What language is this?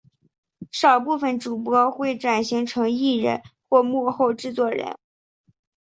Chinese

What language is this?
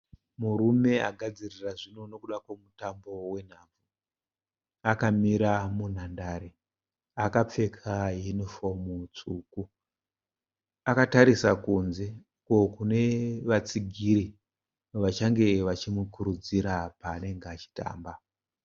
Shona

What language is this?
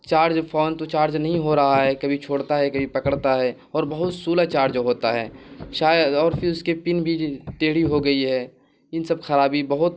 Urdu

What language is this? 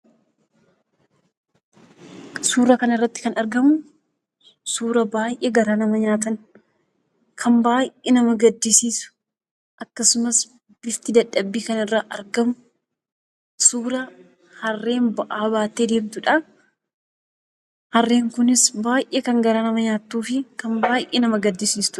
Oromo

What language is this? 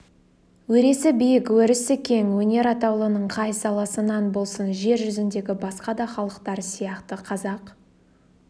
Kazakh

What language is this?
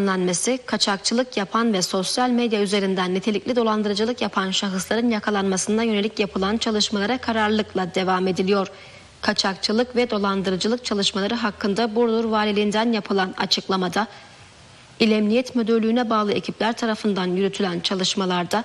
Turkish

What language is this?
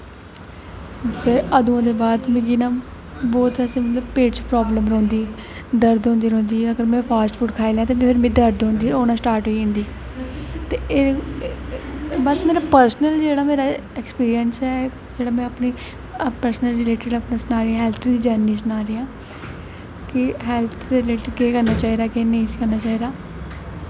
Dogri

